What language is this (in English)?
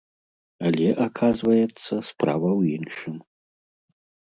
Belarusian